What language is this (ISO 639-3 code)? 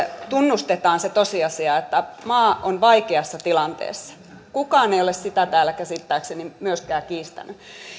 fin